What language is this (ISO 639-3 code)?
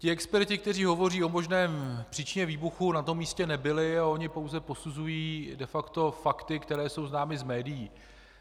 ces